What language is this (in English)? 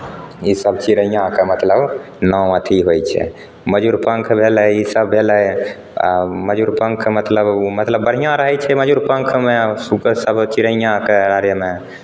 Maithili